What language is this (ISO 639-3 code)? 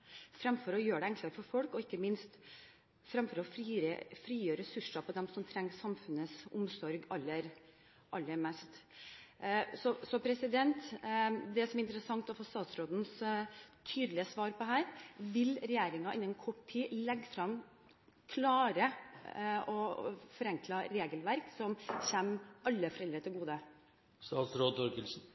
nob